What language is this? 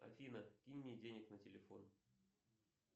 Russian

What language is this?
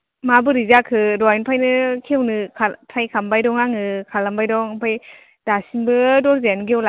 Bodo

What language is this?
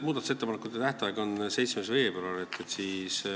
Estonian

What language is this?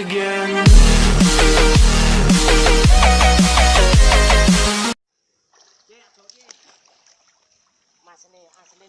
Arabic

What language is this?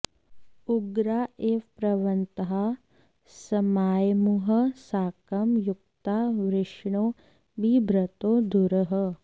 Sanskrit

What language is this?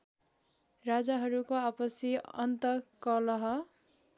Nepali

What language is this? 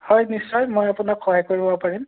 Assamese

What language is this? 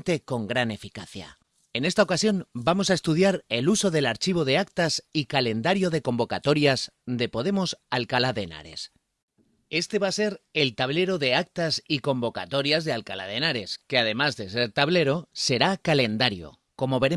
Spanish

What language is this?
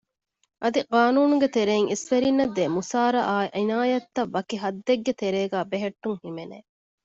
Divehi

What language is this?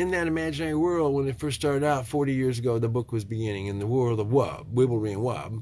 English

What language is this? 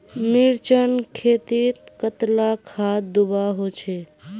Magahi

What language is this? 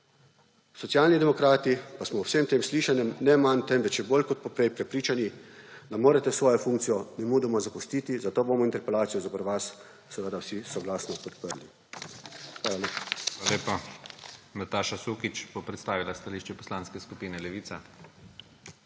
Slovenian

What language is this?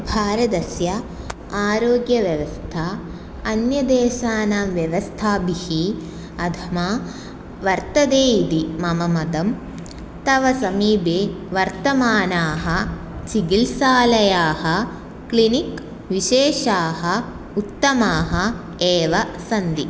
Sanskrit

